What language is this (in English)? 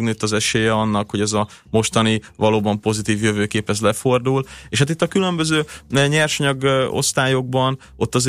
Hungarian